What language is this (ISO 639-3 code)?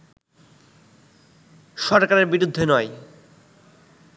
ben